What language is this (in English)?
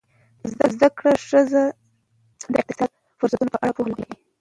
Pashto